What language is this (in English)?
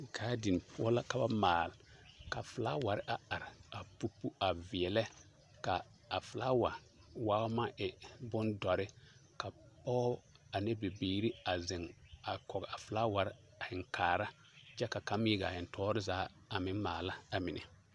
Southern Dagaare